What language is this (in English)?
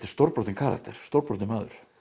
Icelandic